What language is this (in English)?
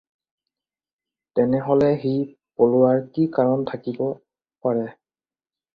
Assamese